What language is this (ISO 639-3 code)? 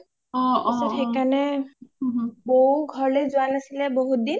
asm